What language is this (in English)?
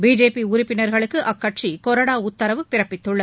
Tamil